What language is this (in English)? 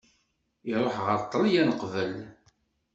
Kabyle